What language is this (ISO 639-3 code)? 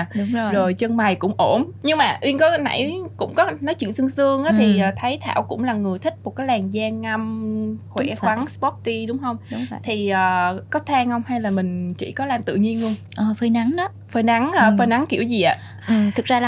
vie